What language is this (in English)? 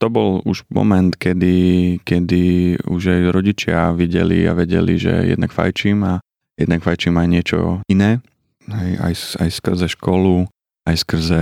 Slovak